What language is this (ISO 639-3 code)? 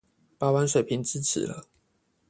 zho